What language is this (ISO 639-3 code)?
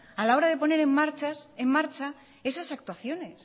spa